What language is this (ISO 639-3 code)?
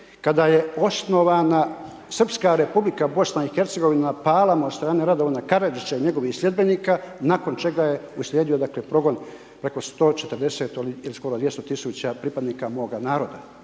hrv